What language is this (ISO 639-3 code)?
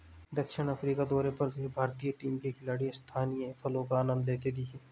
hin